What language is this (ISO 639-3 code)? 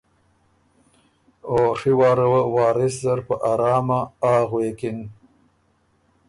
oru